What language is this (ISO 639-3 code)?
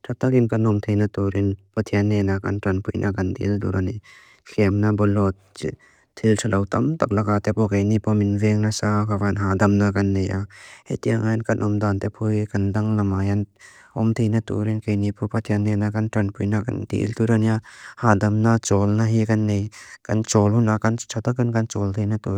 lus